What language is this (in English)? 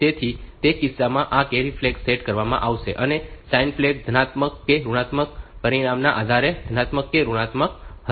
Gujarati